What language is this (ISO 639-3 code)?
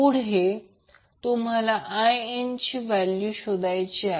mar